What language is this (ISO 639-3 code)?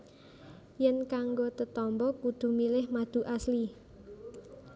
jav